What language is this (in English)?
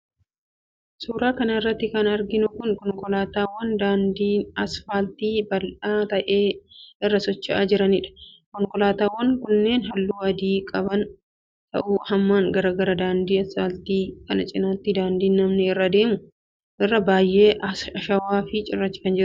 Oromo